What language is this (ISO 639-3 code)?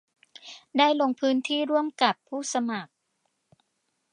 tha